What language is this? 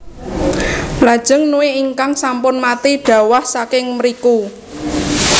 Javanese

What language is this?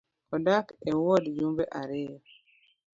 Luo (Kenya and Tanzania)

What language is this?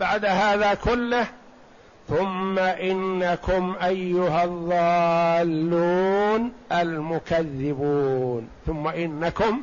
Arabic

